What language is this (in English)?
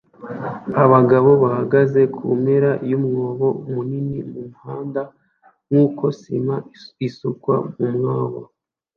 Kinyarwanda